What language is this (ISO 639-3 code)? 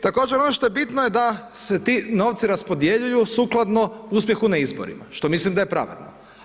hrv